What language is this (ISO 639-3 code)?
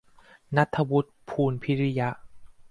tha